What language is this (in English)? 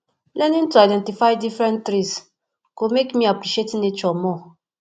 Nigerian Pidgin